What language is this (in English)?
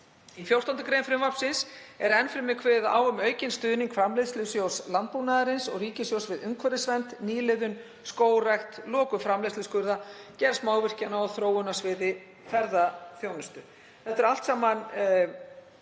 Icelandic